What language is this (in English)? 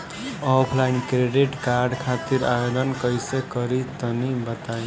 Bhojpuri